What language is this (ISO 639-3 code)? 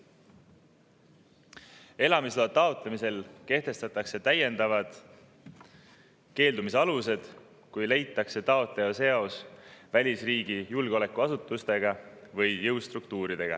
est